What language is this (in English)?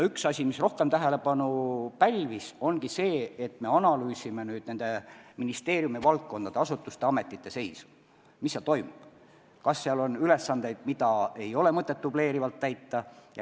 Estonian